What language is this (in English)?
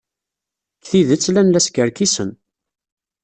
Kabyle